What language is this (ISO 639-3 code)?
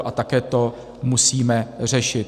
ces